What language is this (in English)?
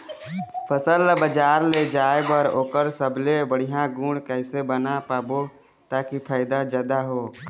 Chhattisgarhi